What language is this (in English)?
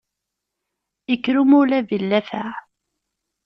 Kabyle